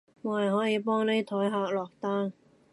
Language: Cantonese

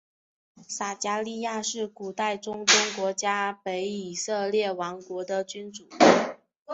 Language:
Chinese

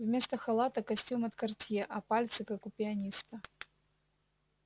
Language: Russian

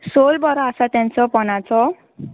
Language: Konkani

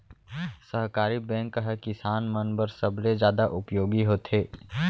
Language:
Chhattisgarhi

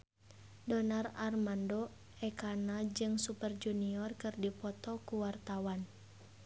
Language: Sundanese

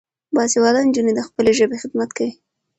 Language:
Pashto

